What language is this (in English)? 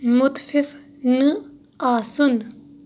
Kashmiri